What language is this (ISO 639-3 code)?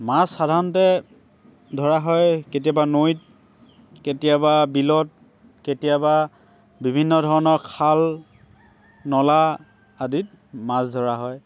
asm